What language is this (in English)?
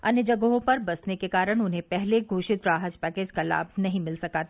Hindi